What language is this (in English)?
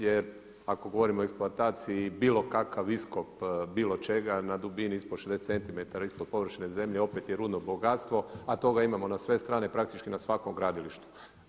Croatian